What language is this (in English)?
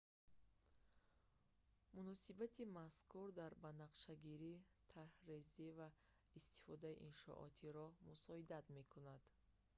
Tajik